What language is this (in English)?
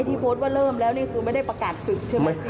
Thai